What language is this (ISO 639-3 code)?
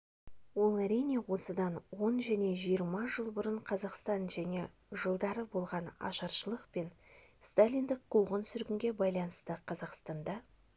kaz